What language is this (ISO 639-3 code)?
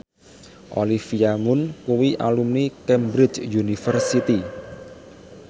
jav